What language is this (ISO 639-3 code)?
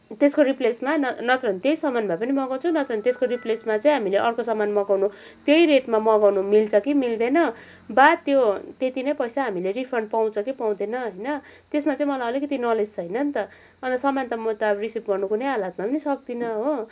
nep